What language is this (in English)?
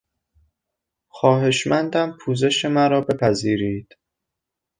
Persian